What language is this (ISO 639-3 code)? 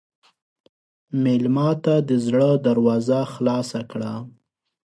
pus